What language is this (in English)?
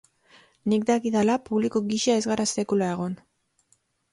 Basque